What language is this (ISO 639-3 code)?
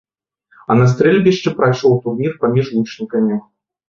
bel